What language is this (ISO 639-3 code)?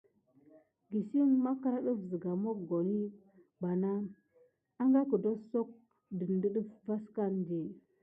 gid